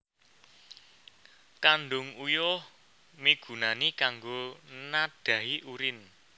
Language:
Javanese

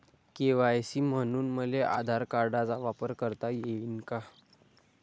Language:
Marathi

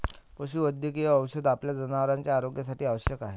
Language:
Marathi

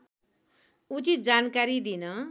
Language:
Nepali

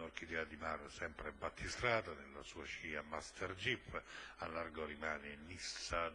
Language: Italian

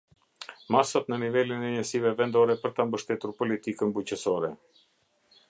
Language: Albanian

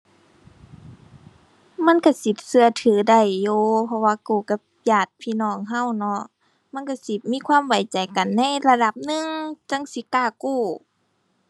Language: Thai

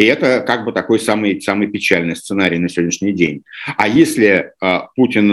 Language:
Russian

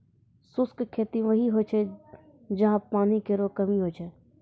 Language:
Maithili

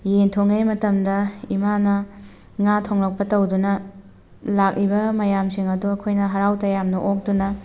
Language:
Manipuri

